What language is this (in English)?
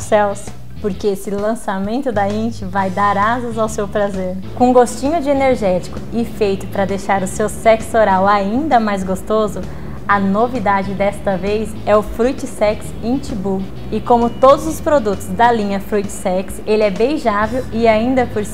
Portuguese